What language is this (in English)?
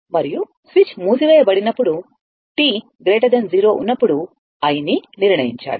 Telugu